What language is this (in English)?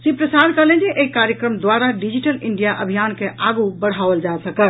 Maithili